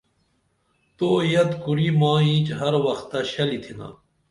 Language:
Dameli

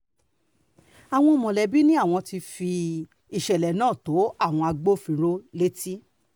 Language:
Yoruba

